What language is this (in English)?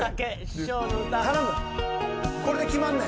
Japanese